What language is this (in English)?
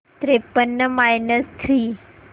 Marathi